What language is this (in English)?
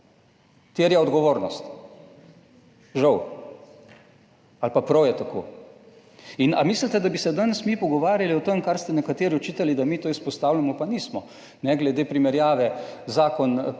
Slovenian